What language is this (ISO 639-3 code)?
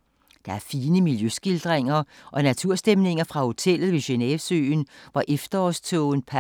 dan